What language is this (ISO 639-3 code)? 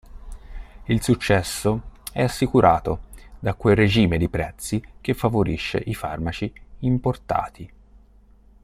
ita